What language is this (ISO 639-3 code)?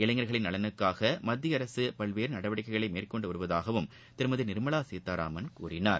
tam